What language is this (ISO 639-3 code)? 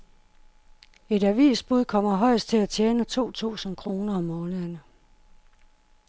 dan